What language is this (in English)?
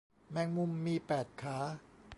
Thai